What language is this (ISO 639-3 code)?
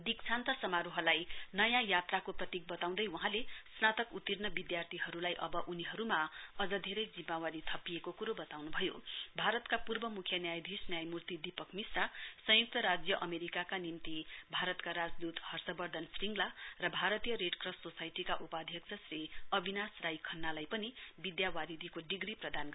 nep